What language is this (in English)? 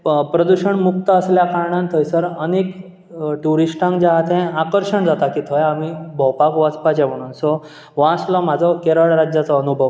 Konkani